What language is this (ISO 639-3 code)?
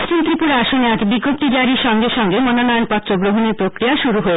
ben